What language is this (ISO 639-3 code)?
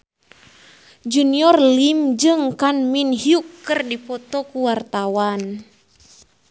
sun